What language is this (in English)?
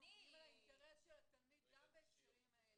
Hebrew